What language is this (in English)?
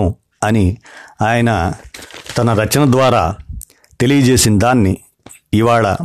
Telugu